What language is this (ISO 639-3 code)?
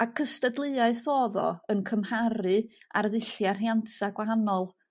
cym